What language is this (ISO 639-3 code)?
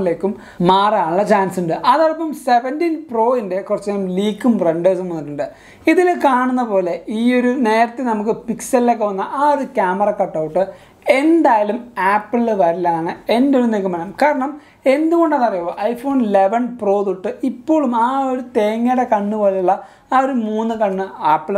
mal